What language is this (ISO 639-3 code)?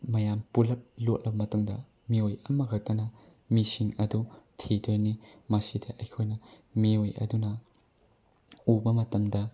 mni